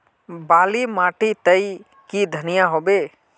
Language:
Magahi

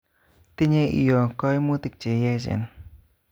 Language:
Kalenjin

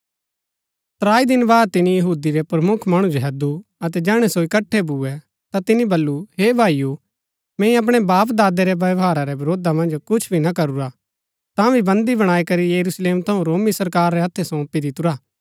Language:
Gaddi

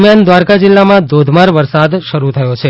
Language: Gujarati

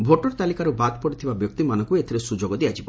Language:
Odia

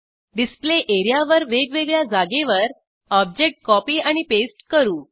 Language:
Marathi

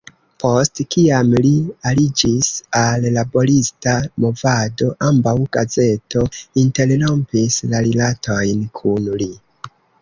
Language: Esperanto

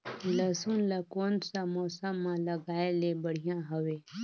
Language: Chhattisgarhi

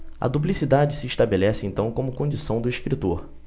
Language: Portuguese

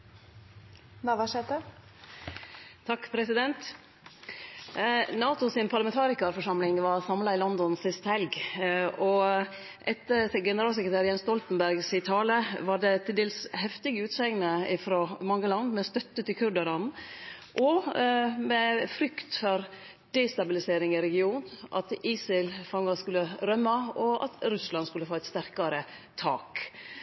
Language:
Norwegian Nynorsk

